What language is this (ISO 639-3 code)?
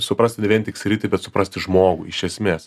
lit